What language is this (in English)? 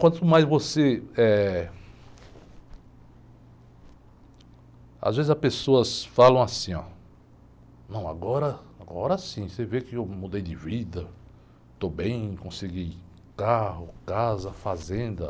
Portuguese